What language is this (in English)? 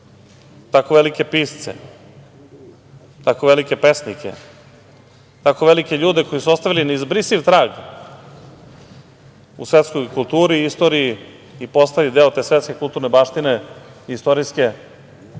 Serbian